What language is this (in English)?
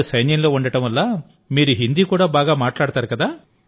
Telugu